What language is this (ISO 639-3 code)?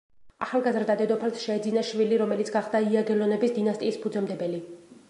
kat